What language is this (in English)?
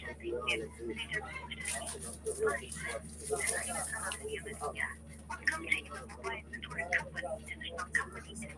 Arabic